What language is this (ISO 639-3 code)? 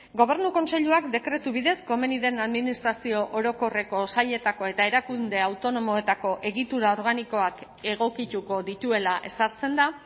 eus